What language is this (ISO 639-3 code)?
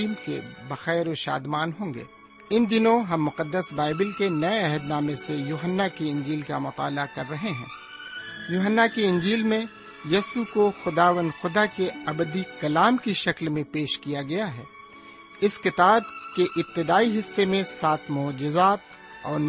urd